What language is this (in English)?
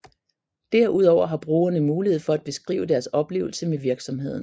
Danish